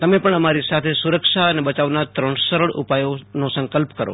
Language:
Gujarati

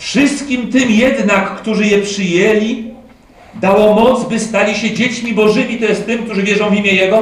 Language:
Polish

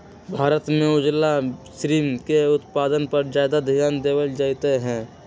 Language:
Magahi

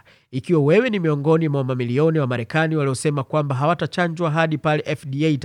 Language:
Swahili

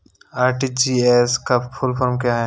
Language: Hindi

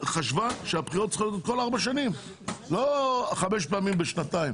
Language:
Hebrew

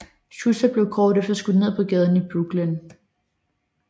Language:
Danish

